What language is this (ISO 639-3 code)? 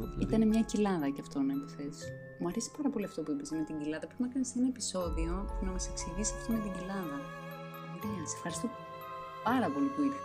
ell